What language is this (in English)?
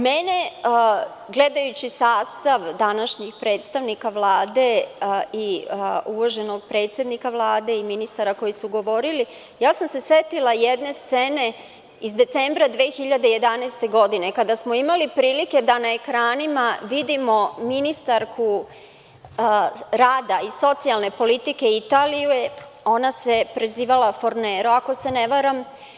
Serbian